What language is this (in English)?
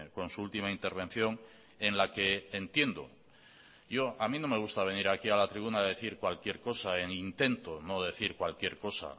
Spanish